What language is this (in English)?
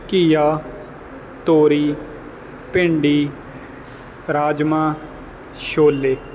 Punjabi